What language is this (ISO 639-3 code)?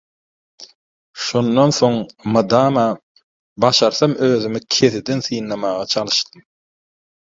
tuk